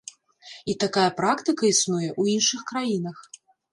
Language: Belarusian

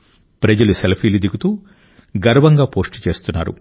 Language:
Telugu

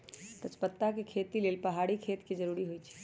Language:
Magahi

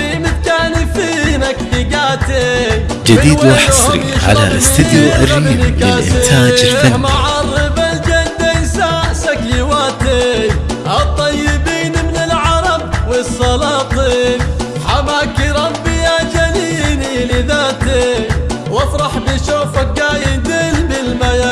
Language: Arabic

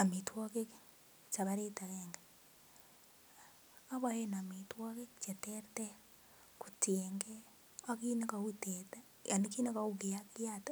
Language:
Kalenjin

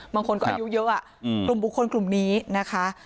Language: Thai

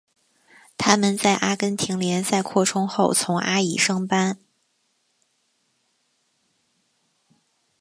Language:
Chinese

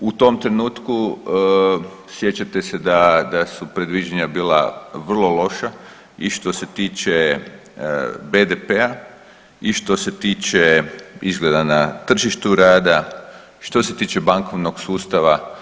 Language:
Croatian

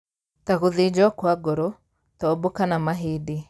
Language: Kikuyu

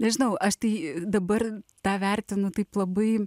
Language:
Lithuanian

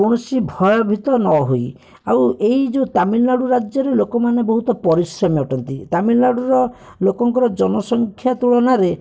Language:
Odia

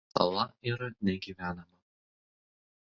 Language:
Lithuanian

